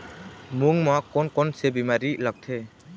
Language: Chhattisgarhi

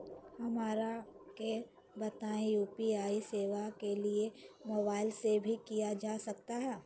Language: Magahi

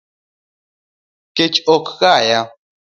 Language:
Luo (Kenya and Tanzania)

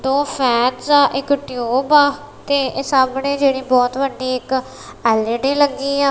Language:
Punjabi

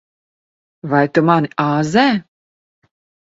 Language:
Latvian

